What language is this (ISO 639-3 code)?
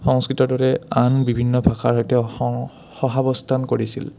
asm